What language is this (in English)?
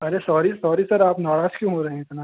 Hindi